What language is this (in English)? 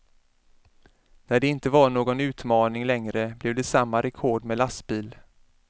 Swedish